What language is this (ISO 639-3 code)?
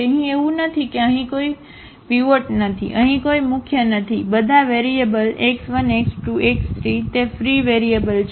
guj